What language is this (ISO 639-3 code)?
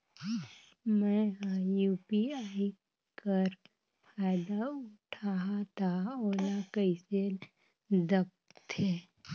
hne